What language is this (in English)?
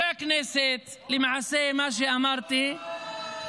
Hebrew